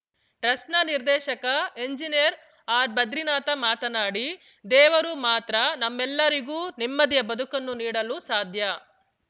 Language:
Kannada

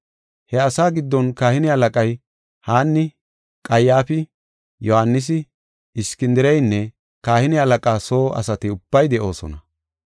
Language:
Gofa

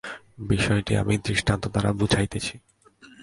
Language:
Bangla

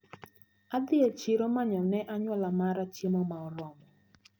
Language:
Luo (Kenya and Tanzania)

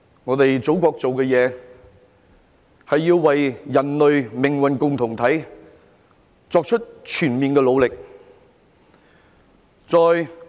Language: Cantonese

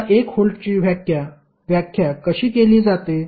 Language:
Marathi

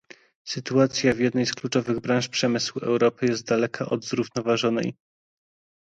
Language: Polish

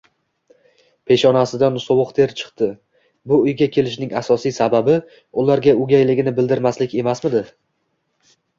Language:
Uzbek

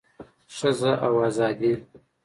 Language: Pashto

